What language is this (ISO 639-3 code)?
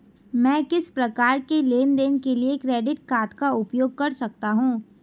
hin